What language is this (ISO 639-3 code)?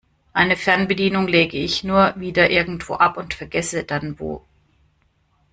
deu